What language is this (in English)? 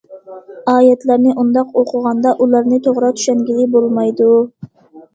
Uyghur